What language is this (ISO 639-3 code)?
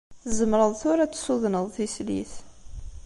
kab